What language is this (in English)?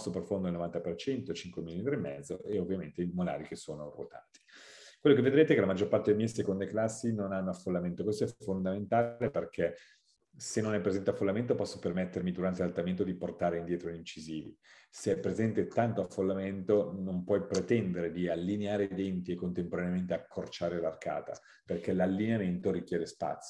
Italian